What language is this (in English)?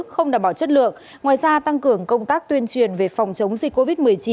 Vietnamese